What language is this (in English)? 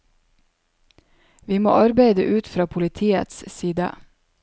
Norwegian